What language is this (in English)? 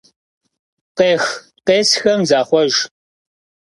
Kabardian